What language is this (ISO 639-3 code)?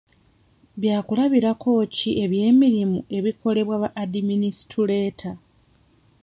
lug